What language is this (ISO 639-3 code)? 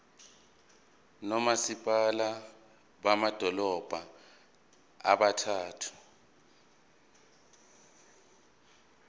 zul